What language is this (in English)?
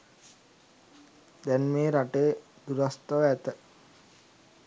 Sinhala